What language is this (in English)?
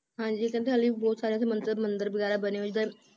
Punjabi